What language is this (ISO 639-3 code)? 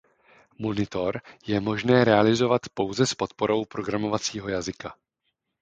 ces